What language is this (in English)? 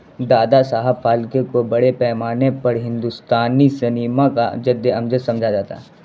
Urdu